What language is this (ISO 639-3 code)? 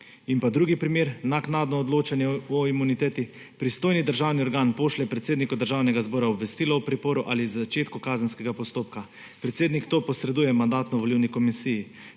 slv